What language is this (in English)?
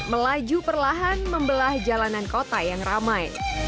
Indonesian